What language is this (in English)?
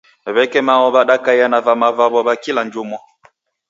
Taita